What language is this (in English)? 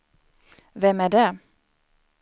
Swedish